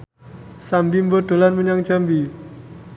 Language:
Javanese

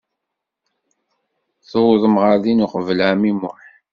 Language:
Kabyle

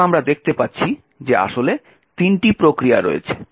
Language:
Bangla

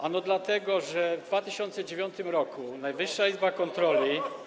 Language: Polish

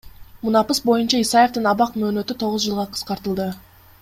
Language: Kyrgyz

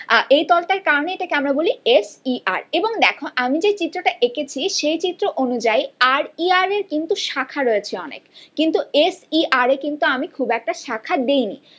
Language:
Bangla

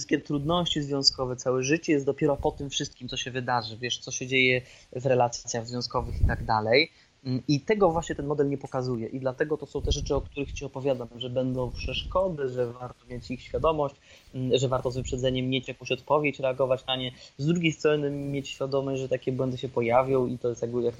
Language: Polish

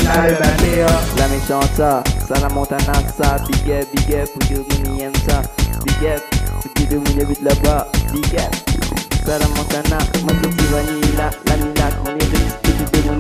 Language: Romanian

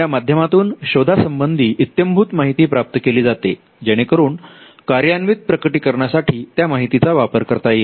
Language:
Marathi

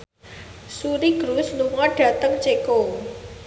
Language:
Javanese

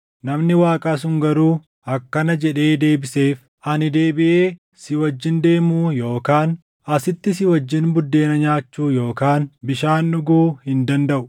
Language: Oromo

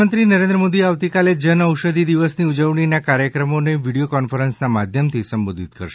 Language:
Gujarati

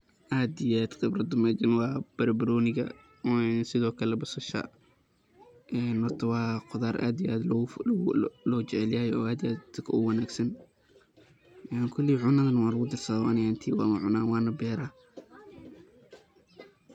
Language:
Somali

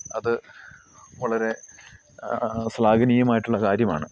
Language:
Malayalam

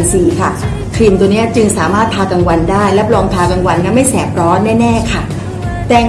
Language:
Thai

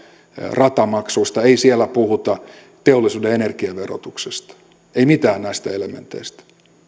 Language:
Finnish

